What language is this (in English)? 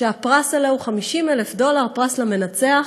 Hebrew